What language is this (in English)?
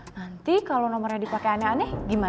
Indonesian